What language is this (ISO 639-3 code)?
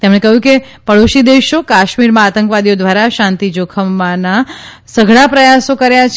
guj